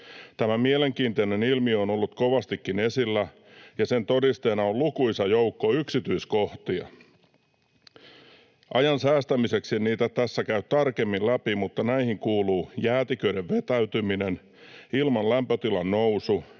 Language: Finnish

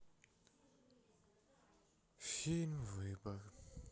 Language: Russian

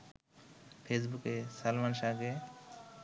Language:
Bangla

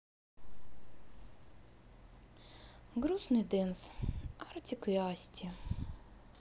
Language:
Russian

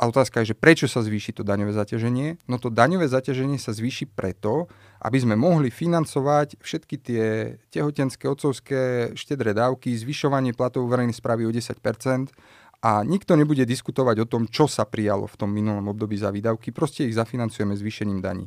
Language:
Slovak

